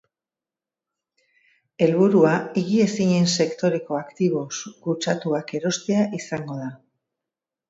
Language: Basque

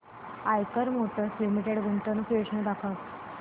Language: Marathi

